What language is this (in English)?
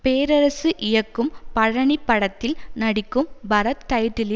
Tamil